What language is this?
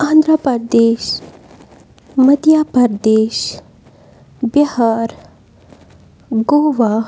Kashmiri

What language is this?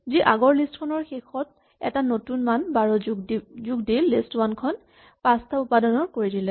Assamese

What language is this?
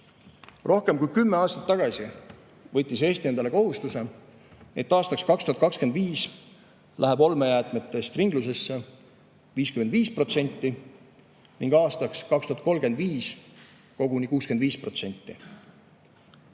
Estonian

